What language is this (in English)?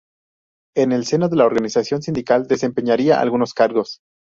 Spanish